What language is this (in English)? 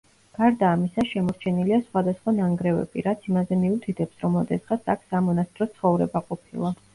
Georgian